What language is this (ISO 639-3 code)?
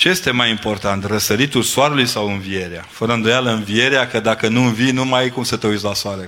ron